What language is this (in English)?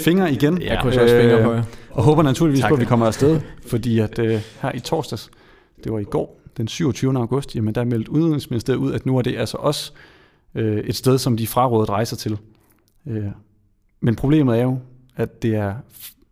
Danish